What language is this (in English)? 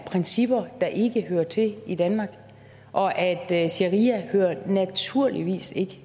Danish